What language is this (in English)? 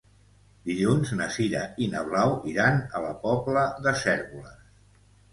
Catalan